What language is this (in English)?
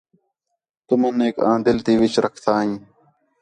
Khetrani